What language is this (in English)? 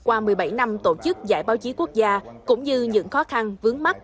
Vietnamese